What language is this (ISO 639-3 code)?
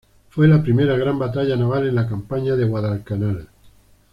spa